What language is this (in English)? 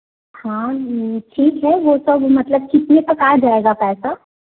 Hindi